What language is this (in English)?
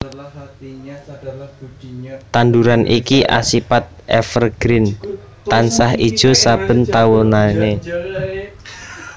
Javanese